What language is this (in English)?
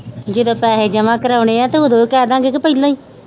Punjabi